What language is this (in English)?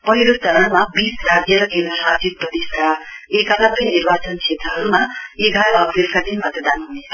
Nepali